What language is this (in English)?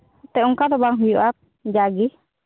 Santali